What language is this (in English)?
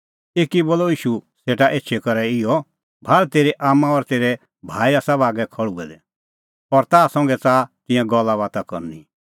Kullu Pahari